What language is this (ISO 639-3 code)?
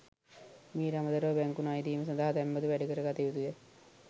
sin